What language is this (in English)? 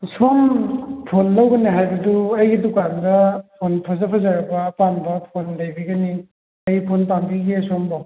Manipuri